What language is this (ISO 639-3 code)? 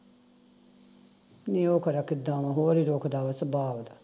pan